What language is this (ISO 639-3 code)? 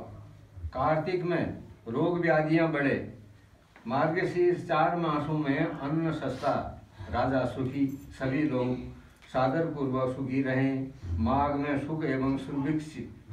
hin